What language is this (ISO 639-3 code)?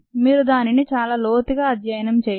tel